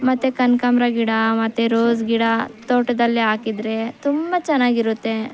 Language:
Kannada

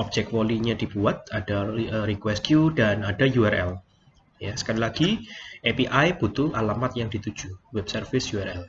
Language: Indonesian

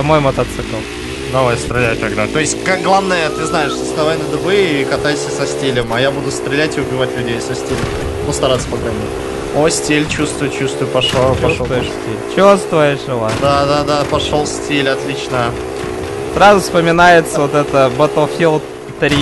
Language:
Russian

